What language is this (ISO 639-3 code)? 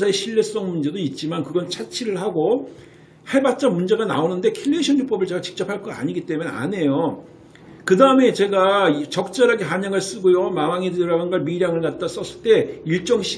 kor